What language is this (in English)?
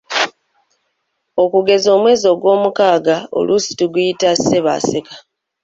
Ganda